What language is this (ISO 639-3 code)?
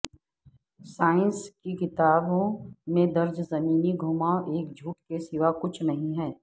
urd